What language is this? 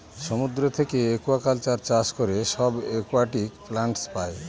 Bangla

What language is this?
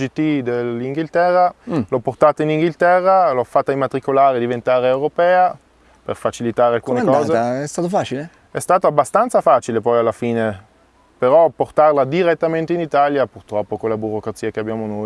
Italian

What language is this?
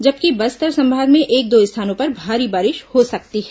Hindi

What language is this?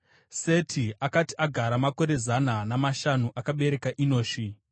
Shona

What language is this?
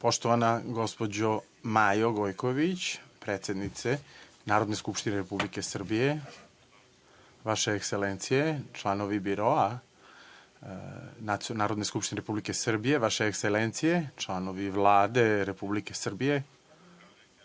Serbian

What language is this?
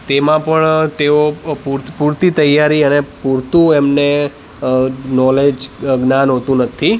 Gujarati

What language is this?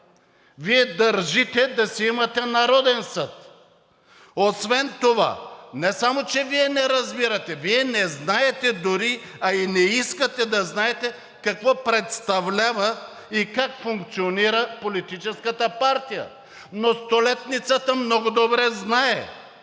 Bulgarian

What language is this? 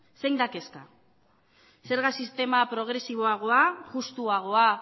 Basque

